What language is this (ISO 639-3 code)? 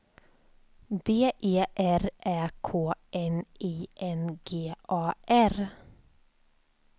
swe